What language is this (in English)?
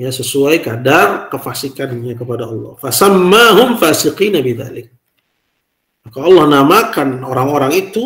Indonesian